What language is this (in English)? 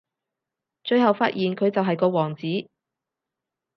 Cantonese